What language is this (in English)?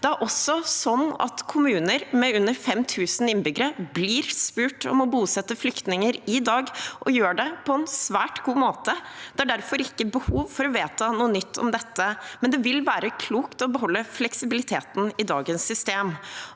Norwegian